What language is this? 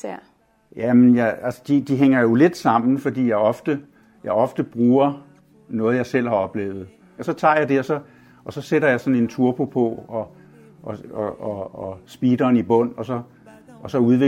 Danish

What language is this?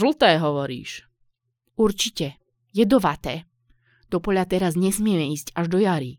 Slovak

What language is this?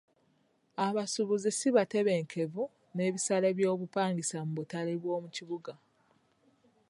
Ganda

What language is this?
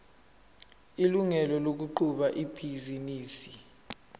Zulu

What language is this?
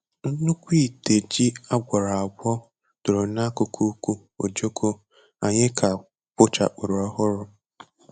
Igbo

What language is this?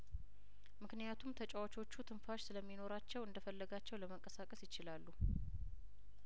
Amharic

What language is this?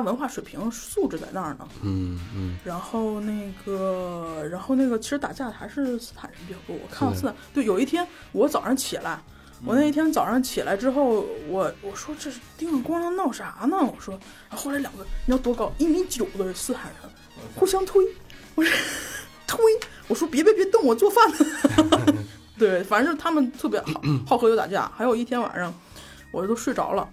Chinese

